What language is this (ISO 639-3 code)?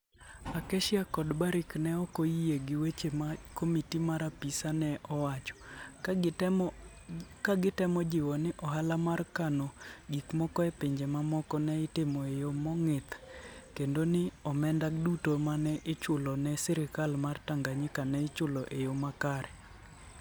luo